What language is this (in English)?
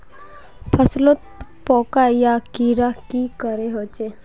Magahi